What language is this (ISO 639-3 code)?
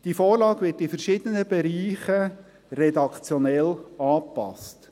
gsw